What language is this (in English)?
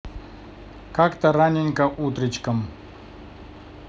Russian